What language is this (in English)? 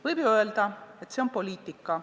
Estonian